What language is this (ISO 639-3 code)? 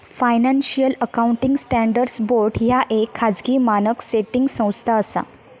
mar